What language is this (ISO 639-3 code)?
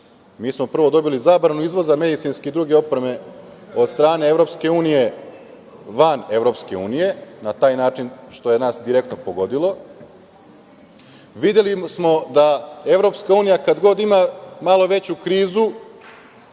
srp